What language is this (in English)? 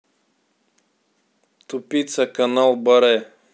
Russian